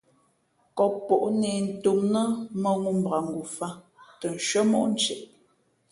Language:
Fe'fe'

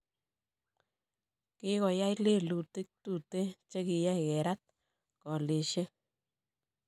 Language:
Kalenjin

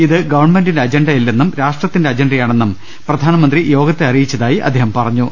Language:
Malayalam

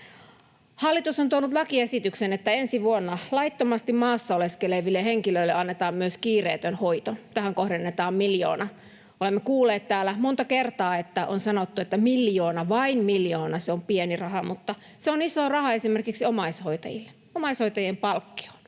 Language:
Finnish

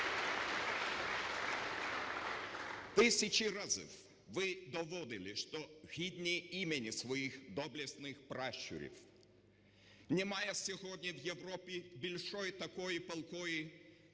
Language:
Ukrainian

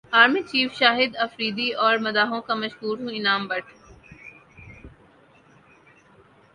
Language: Urdu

